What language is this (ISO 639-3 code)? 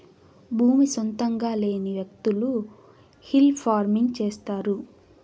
tel